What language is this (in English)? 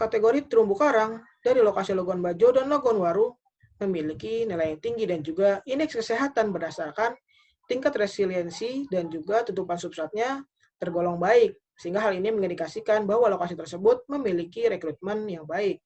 Indonesian